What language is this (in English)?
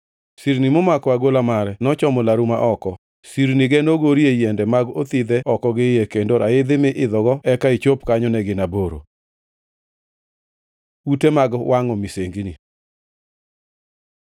Luo (Kenya and Tanzania)